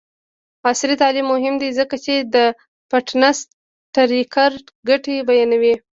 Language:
Pashto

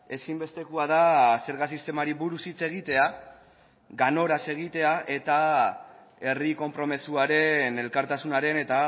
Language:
Basque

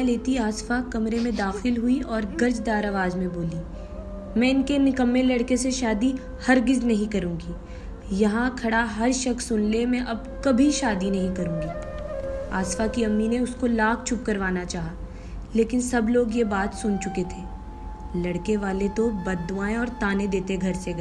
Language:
Urdu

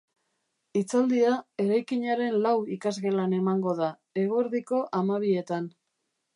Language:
Basque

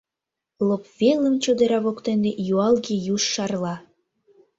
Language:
Mari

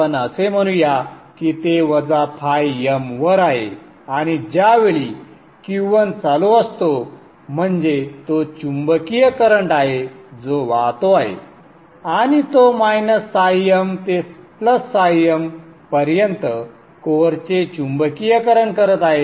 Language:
Marathi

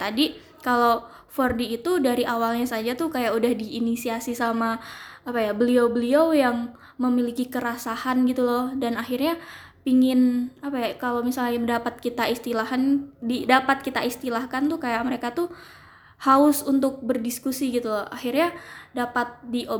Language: Indonesian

